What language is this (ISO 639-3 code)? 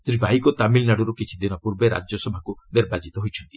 ori